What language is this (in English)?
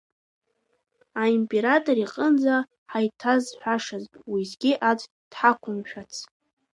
Abkhazian